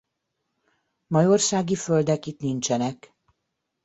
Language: Hungarian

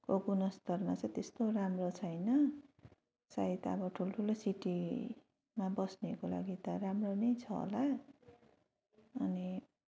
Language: Nepali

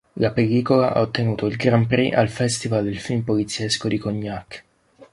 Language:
Italian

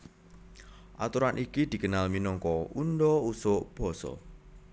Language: Javanese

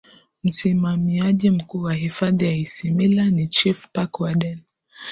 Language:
Swahili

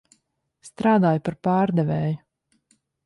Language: Latvian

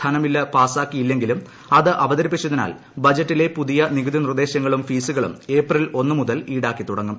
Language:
Malayalam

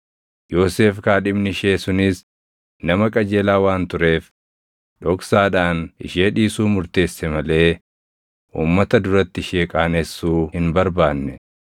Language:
Oromo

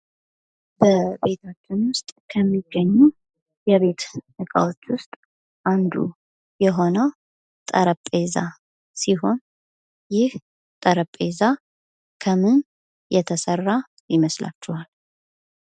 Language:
Amharic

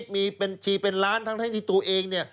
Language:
Thai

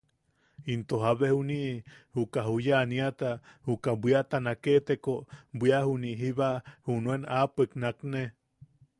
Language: Yaqui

